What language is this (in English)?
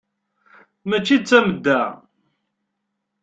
Kabyle